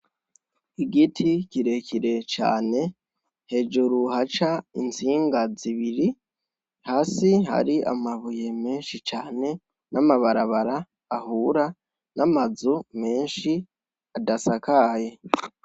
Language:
Rundi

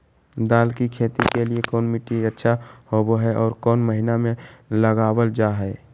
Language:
Magahi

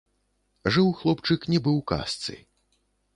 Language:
Belarusian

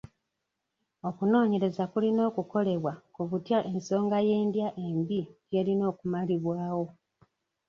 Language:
Ganda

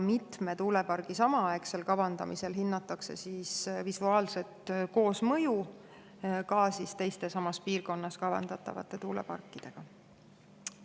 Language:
Estonian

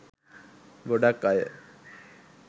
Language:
Sinhala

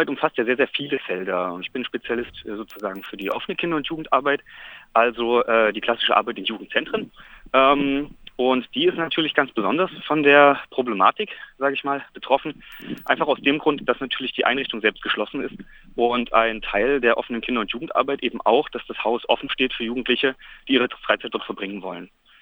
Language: German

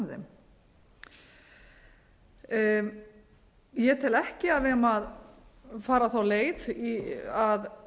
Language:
Icelandic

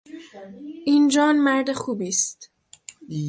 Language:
Persian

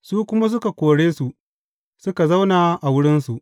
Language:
Hausa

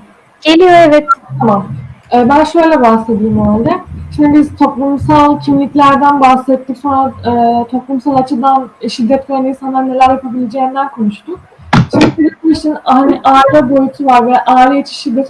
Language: Turkish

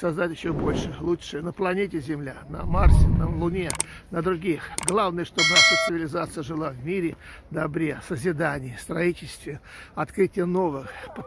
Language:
Russian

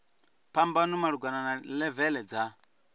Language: Venda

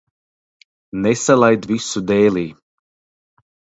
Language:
Latvian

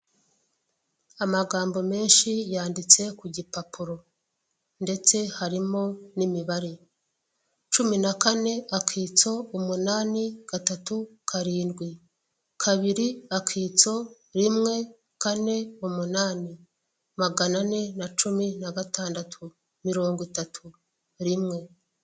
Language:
Kinyarwanda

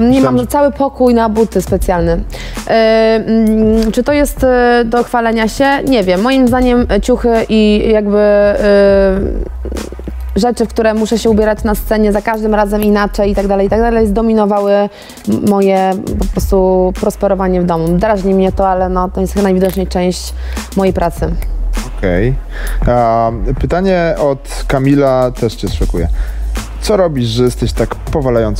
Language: Polish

